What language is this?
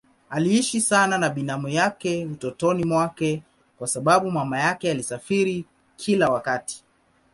Swahili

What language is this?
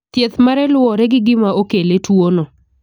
Luo (Kenya and Tanzania)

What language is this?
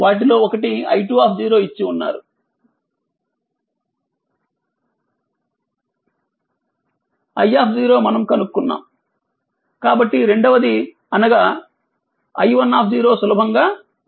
Telugu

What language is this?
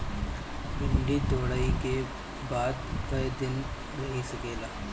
Bhojpuri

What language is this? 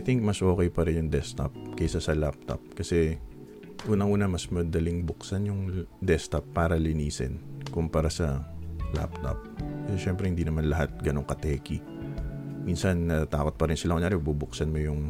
Filipino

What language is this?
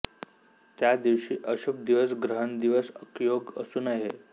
Marathi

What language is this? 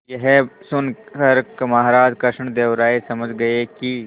Hindi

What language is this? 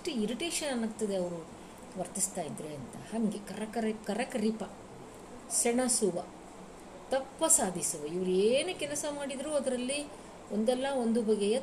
Kannada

